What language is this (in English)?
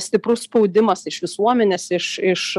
Lithuanian